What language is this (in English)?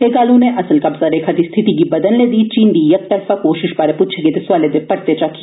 Dogri